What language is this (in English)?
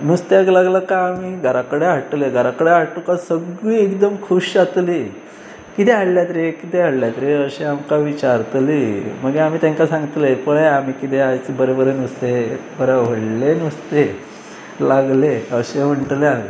Konkani